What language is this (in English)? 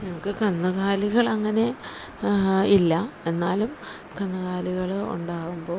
Malayalam